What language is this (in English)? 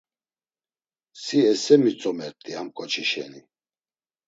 Laz